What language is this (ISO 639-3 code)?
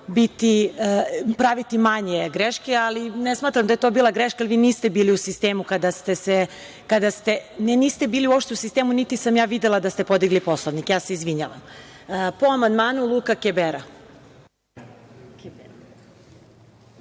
srp